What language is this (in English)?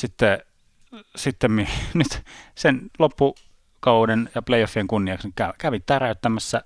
Finnish